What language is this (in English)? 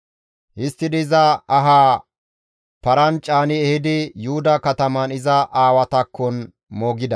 Gamo